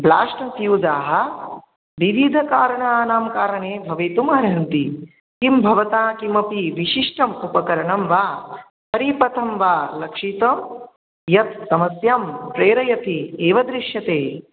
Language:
Sanskrit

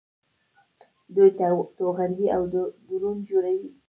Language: Pashto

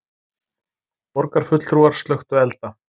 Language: Icelandic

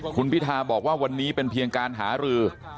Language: Thai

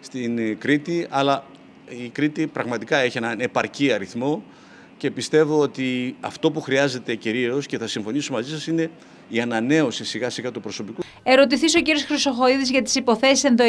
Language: Greek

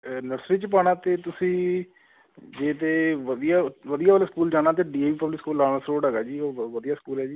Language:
Punjabi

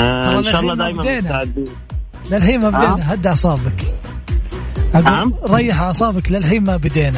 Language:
Arabic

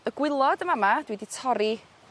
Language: Welsh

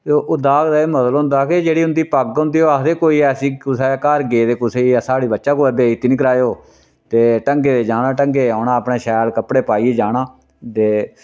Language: Dogri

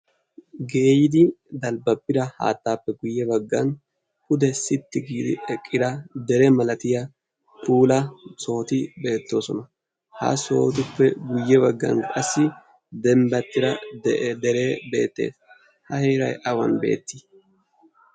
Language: Wolaytta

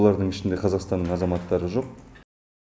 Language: Kazakh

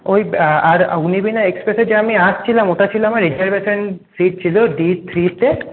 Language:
Bangla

